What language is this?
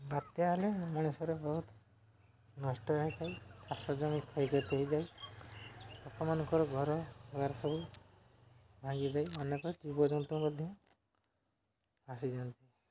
Odia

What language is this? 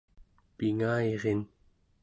Central Yupik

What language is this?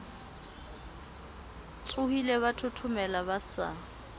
Southern Sotho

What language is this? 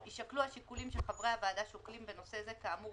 Hebrew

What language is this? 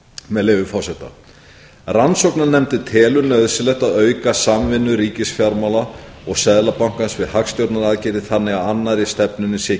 Icelandic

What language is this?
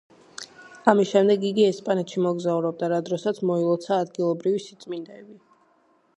Georgian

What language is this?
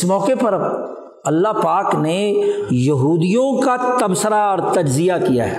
Urdu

